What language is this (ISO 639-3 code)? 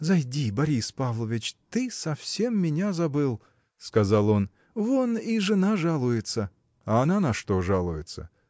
rus